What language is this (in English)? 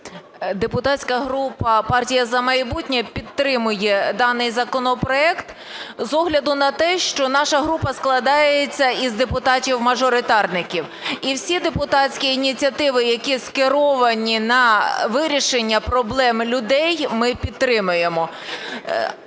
Ukrainian